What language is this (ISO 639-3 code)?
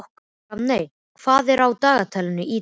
isl